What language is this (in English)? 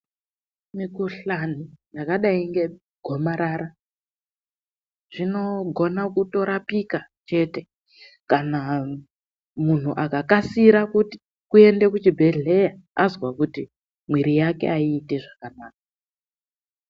Ndau